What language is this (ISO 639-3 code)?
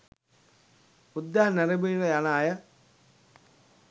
sin